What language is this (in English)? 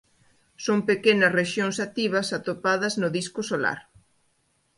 Galician